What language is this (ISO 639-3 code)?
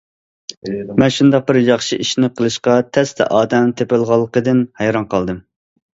uig